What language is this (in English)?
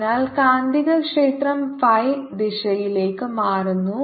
Malayalam